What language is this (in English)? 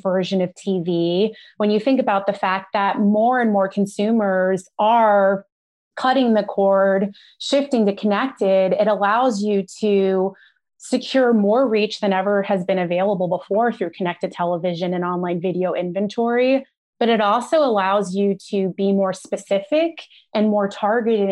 English